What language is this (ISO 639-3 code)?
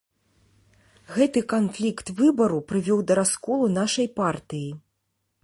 bel